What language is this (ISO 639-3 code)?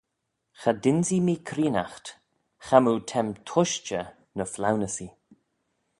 glv